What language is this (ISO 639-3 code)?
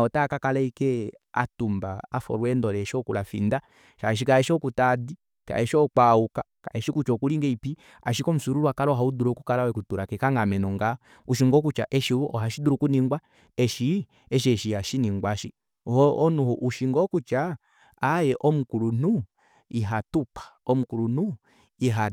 kua